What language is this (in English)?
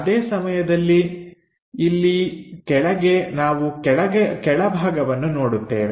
Kannada